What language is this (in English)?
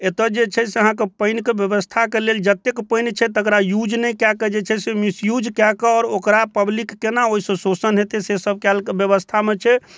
Maithili